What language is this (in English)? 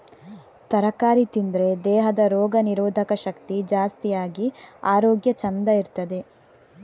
Kannada